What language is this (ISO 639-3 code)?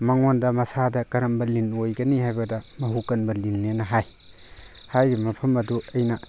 mni